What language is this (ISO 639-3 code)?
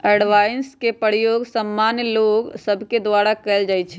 mag